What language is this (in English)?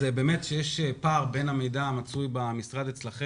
Hebrew